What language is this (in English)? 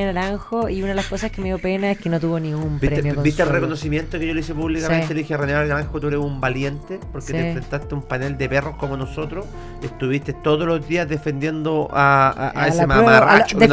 Spanish